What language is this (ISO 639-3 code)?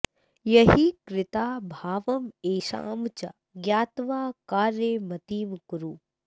san